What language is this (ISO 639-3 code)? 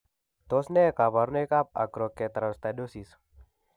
kln